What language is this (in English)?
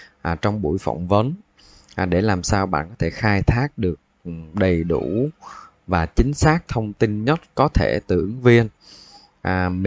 Vietnamese